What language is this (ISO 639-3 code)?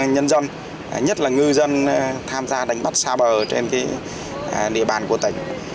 vie